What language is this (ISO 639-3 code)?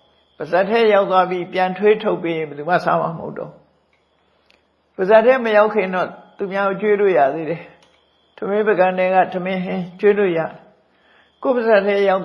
mya